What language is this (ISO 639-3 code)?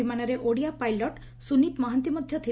ori